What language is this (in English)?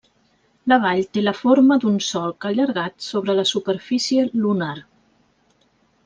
Catalan